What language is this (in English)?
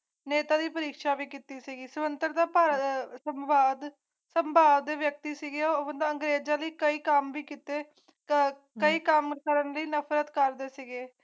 Punjabi